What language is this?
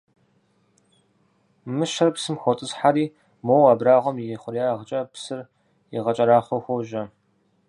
Kabardian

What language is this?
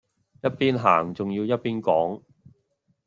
Cantonese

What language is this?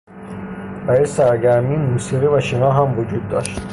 Persian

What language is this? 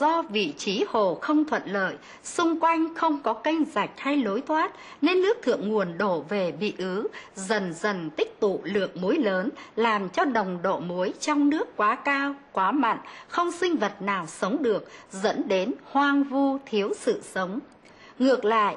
Vietnamese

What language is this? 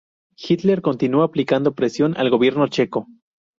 Spanish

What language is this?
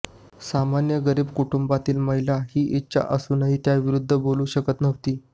Marathi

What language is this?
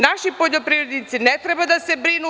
Serbian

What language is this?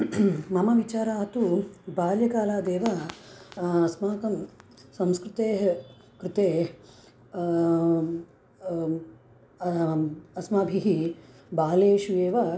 Sanskrit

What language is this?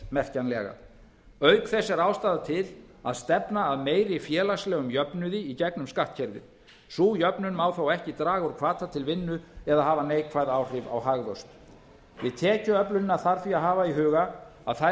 Icelandic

